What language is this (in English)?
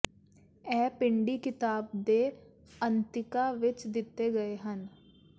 Punjabi